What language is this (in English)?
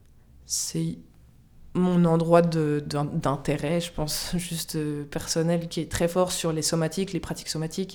French